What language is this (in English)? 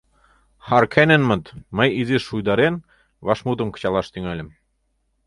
Mari